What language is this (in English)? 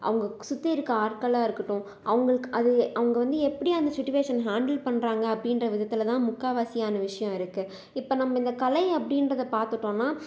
Tamil